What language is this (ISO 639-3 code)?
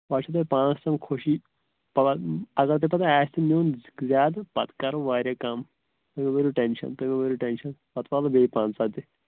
kas